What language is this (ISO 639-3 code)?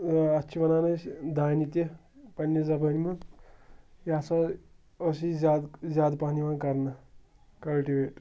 kas